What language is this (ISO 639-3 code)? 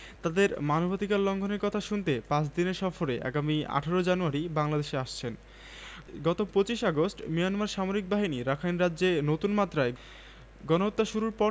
ben